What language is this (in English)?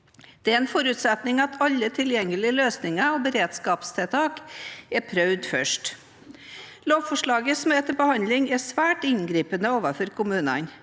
Norwegian